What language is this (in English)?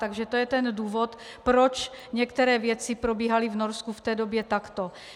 Czech